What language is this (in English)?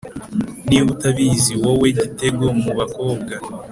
Kinyarwanda